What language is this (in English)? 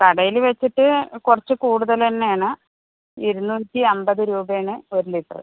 Malayalam